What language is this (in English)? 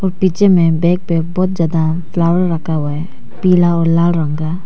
Hindi